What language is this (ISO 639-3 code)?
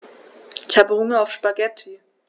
deu